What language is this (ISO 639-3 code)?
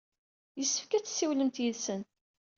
kab